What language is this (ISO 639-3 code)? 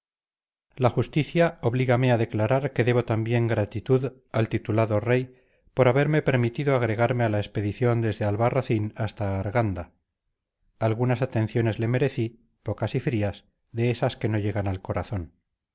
spa